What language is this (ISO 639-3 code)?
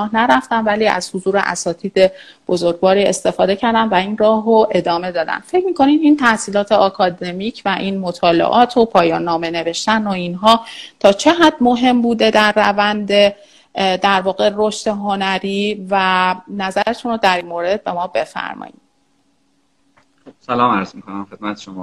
fas